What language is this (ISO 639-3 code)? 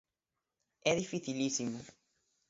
glg